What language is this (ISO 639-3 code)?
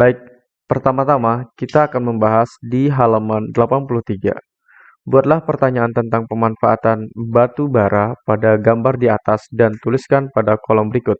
ind